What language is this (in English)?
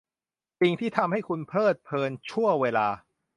Thai